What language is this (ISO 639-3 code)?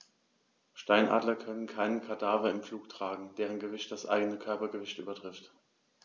deu